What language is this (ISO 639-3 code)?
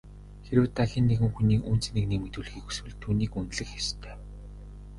mon